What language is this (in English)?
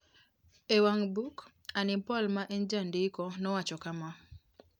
Luo (Kenya and Tanzania)